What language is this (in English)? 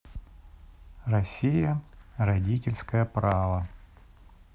Russian